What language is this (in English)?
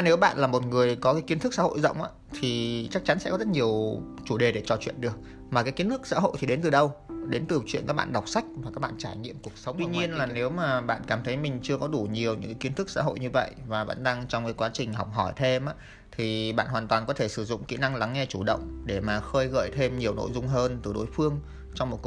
Vietnamese